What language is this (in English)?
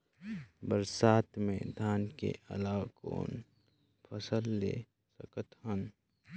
Chhattisgarhi